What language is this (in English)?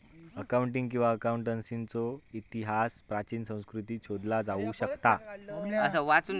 Marathi